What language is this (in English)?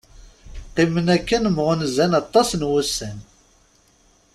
Kabyle